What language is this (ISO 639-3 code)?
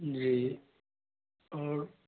hin